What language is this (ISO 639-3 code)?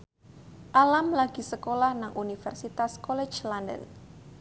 jav